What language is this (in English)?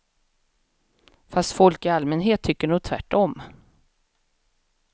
Swedish